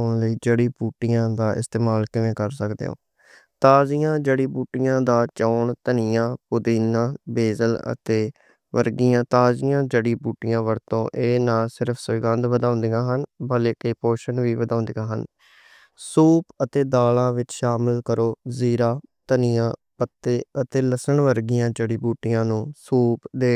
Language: Western Panjabi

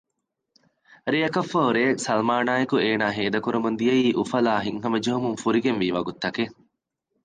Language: Divehi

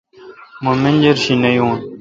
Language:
Kalkoti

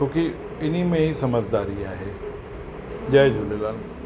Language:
Sindhi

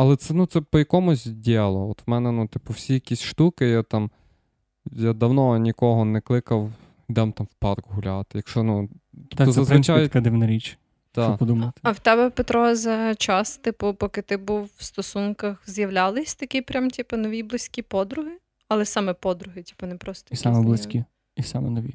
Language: Ukrainian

